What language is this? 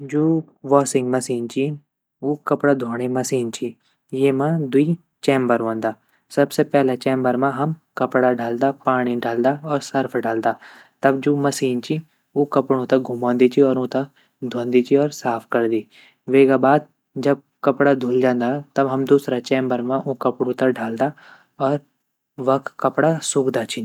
Garhwali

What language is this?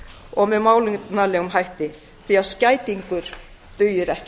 Icelandic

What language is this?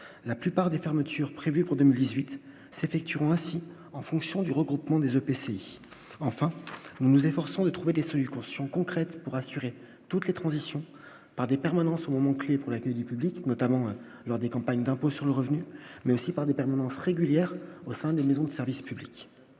French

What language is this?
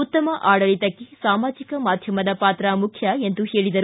Kannada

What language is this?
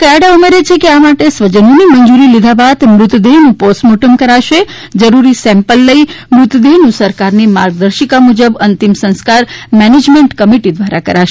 Gujarati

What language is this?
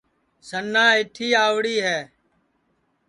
Sansi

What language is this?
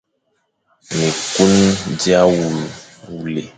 Fang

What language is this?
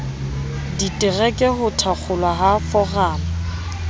Southern Sotho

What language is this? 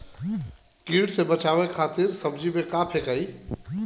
Bhojpuri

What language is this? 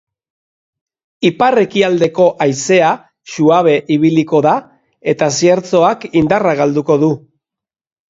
Basque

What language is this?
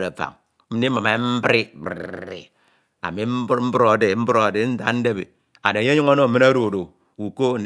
Ito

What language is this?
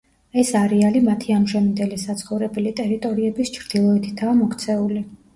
Georgian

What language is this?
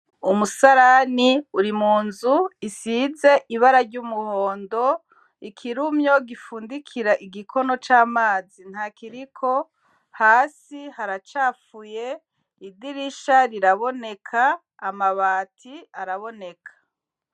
Rundi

